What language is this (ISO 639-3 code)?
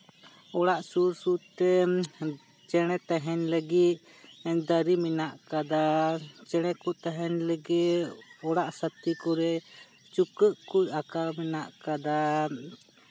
sat